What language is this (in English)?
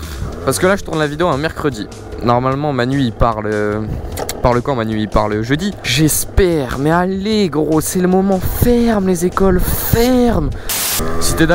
French